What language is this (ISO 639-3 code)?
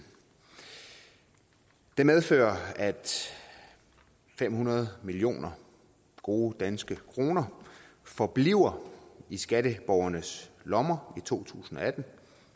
dan